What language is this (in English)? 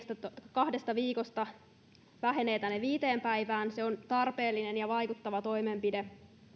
Finnish